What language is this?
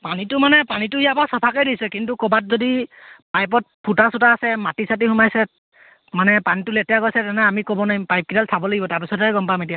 Assamese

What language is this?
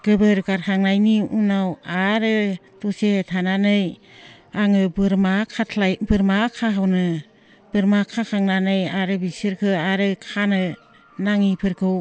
Bodo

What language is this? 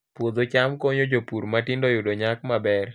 Luo (Kenya and Tanzania)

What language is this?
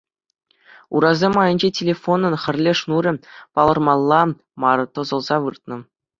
Chuvash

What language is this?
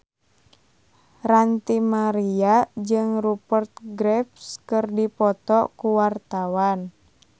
Sundanese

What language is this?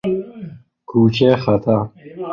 Persian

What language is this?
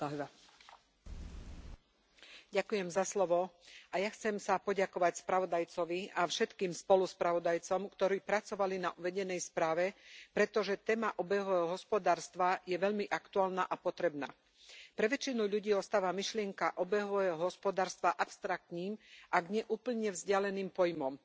Slovak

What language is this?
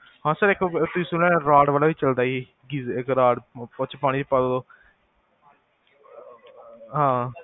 Punjabi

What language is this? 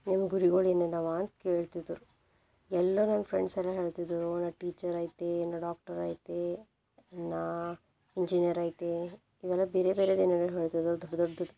Kannada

